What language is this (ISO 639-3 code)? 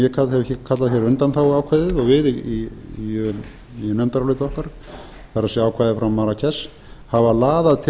isl